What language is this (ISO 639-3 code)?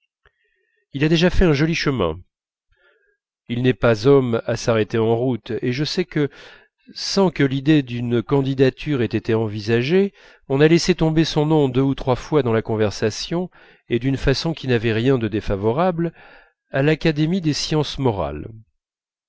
fra